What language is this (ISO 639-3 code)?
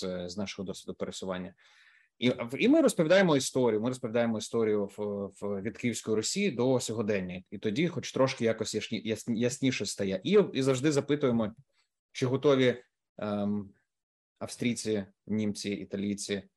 ukr